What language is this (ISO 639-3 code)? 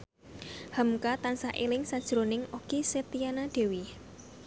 jav